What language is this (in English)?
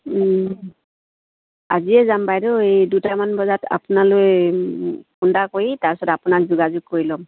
Assamese